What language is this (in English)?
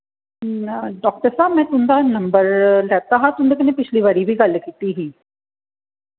Dogri